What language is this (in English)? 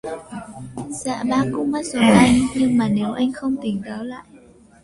Vietnamese